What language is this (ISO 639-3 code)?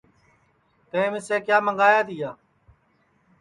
ssi